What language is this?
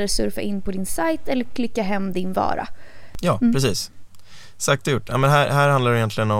Swedish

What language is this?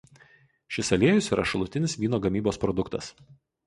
Lithuanian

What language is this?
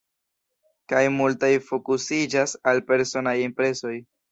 Esperanto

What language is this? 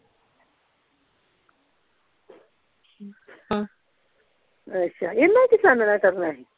Punjabi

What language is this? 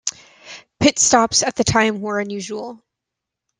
English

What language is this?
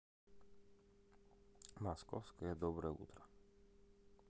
Russian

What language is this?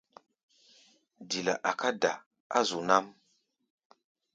Gbaya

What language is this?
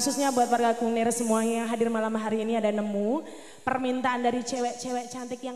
Indonesian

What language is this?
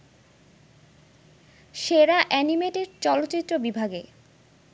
Bangla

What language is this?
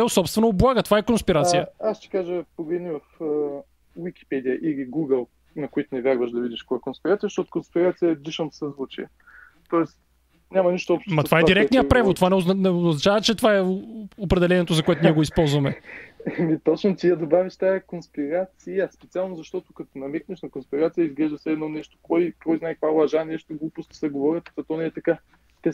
Bulgarian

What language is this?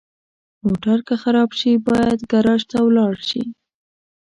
Pashto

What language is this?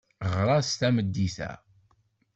Kabyle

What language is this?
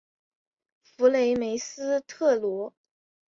Chinese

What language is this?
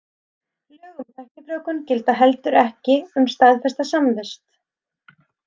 Icelandic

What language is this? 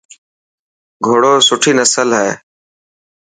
Dhatki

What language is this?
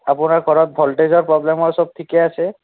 Assamese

